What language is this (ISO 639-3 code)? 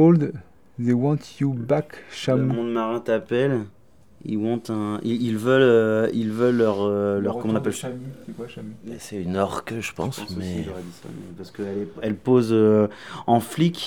fra